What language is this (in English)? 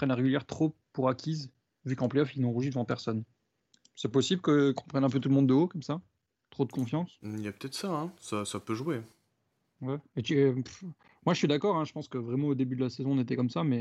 French